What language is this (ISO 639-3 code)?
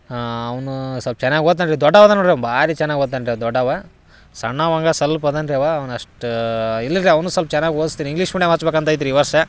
kan